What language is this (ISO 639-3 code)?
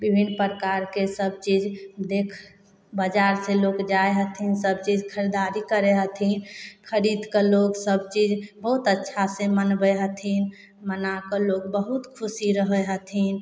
mai